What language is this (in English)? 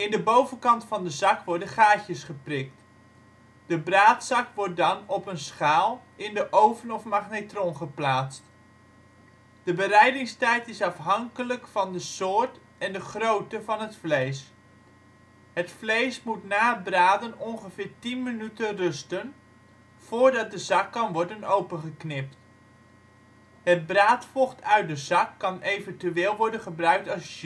Dutch